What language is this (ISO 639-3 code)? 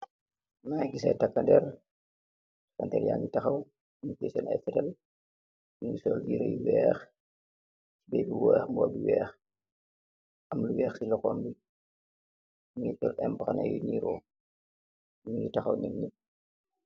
wol